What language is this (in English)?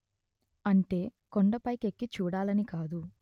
Telugu